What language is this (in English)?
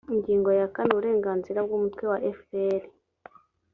Kinyarwanda